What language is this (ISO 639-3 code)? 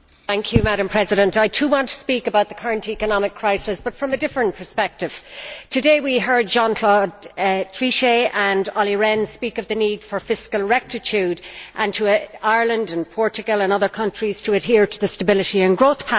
eng